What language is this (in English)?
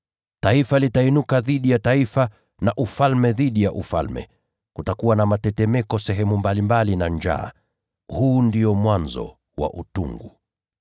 Swahili